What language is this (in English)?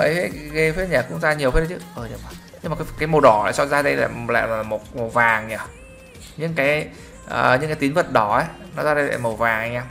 Vietnamese